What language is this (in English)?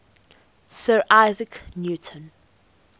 English